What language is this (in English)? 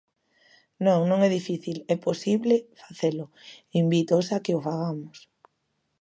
Galician